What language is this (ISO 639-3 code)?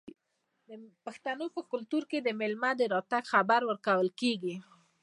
pus